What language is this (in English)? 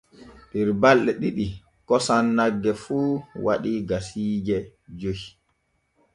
Borgu Fulfulde